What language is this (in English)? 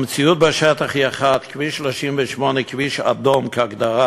Hebrew